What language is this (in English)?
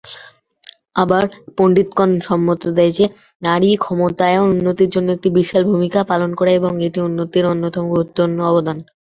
Bangla